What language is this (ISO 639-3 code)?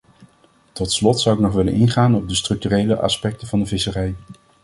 nld